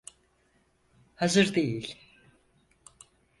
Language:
Turkish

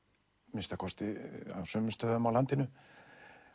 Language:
Icelandic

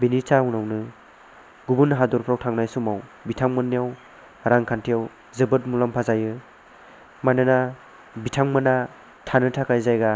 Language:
Bodo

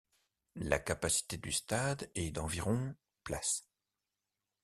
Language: French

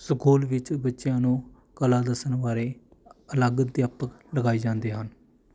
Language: Punjabi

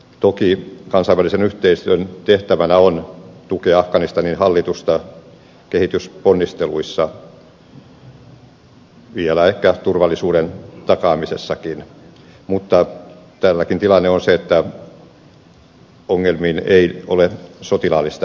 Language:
Finnish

